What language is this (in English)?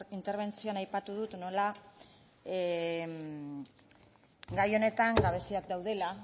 Basque